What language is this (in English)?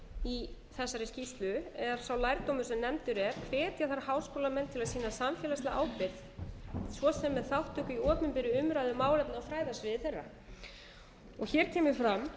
Icelandic